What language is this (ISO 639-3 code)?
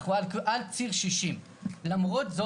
heb